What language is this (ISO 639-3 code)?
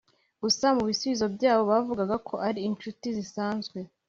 kin